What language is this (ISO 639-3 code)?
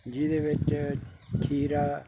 pan